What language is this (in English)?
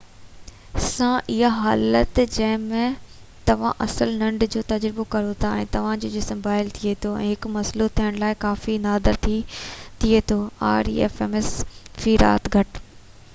Sindhi